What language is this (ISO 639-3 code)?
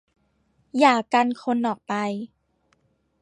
tha